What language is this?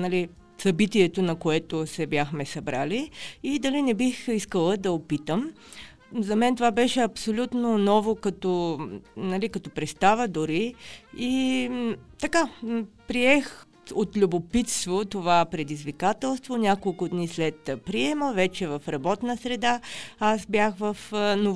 Bulgarian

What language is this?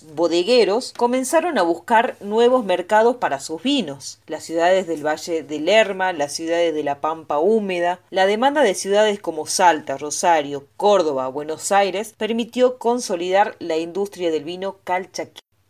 Spanish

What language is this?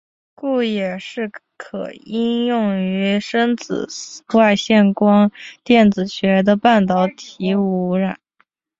Chinese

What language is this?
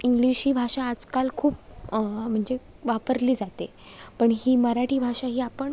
Marathi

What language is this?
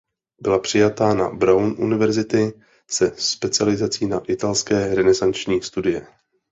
Czech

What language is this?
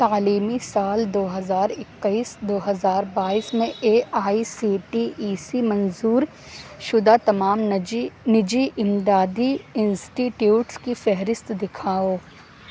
Urdu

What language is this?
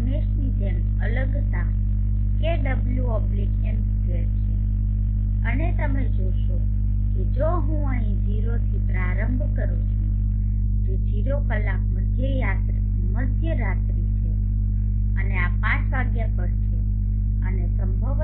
Gujarati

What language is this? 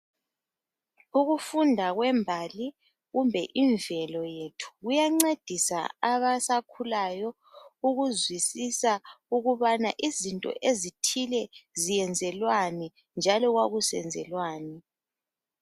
North Ndebele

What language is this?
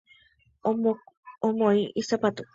Guarani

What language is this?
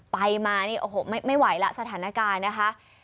Thai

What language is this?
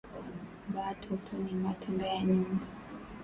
Swahili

